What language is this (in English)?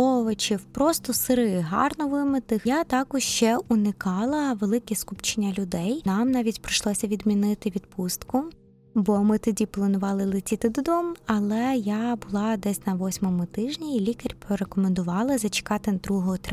Ukrainian